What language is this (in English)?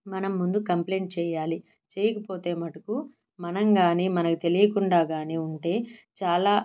Telugu